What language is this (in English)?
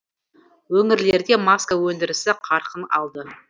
Kazakh